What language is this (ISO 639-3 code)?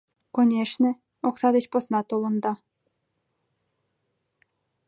chm